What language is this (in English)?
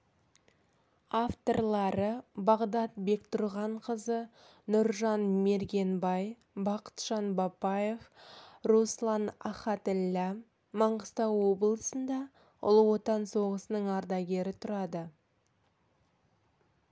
Kazakh